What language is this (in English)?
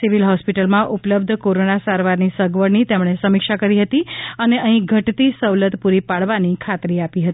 Gujarati